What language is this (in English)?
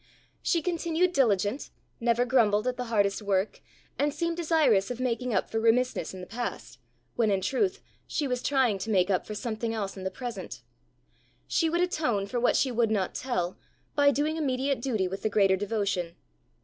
English